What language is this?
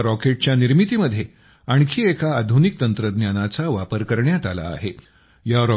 Marathi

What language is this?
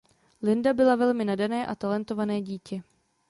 Czech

